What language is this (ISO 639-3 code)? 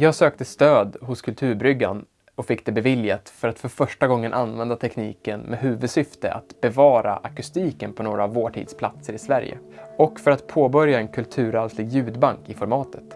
swe